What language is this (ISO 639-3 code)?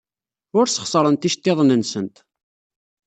kab